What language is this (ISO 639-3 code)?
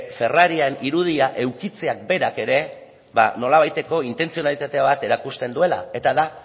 eus